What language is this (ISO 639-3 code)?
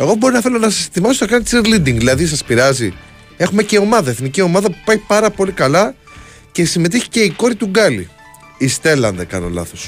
ell